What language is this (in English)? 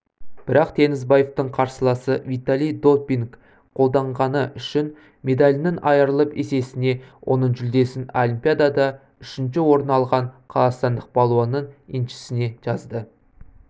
Kazakh